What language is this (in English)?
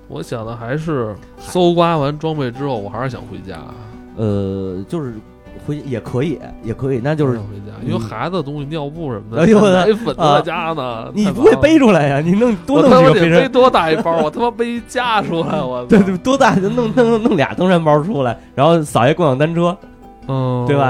Chinese